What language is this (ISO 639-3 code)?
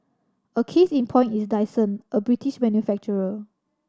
eng